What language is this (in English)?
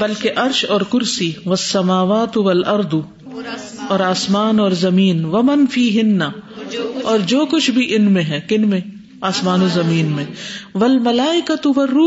Urdu